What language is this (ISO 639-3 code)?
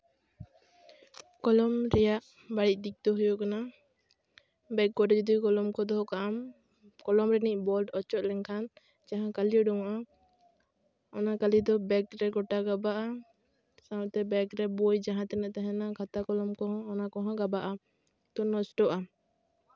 sat